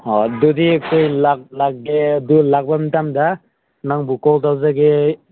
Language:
Manipuri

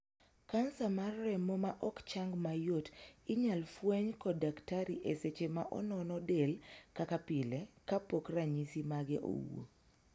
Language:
Luo (Kenya and Tanzania)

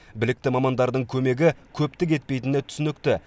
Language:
Kazakh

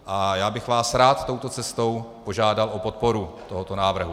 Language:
Czech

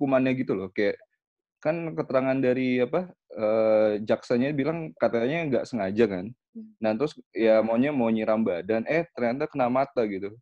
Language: Indonesian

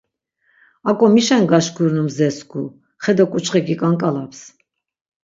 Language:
Laz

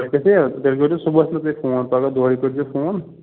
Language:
Kashmiri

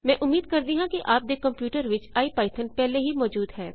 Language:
Punjabi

